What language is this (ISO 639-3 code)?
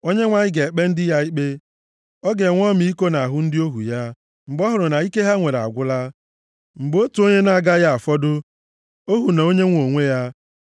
ibo